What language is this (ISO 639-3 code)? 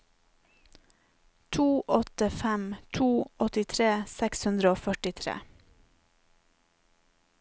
nor